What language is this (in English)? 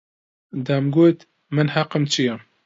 Central Kurdish